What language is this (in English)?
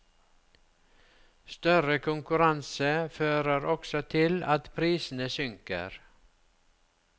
Norwegian